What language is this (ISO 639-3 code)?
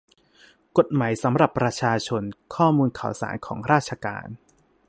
tha